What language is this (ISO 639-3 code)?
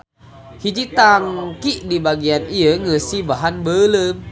sun